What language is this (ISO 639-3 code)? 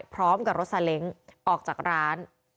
tha